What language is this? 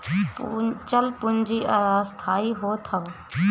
Bhojpuri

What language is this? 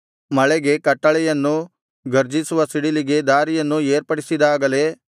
Kannada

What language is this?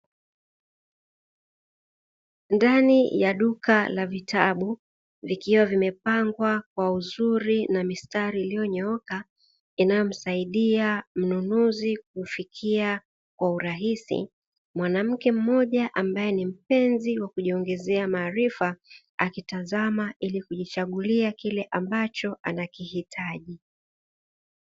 Swahili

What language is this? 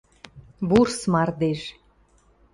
Western Mari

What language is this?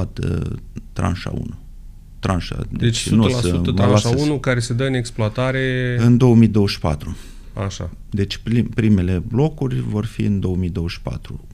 Romanian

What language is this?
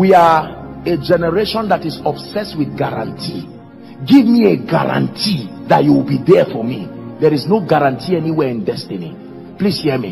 English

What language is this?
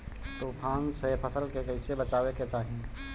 Bhojpuri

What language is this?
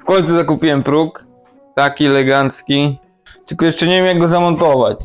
Polish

